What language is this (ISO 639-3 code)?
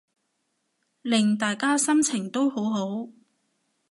yue